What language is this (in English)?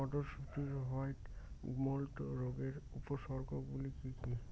Bangla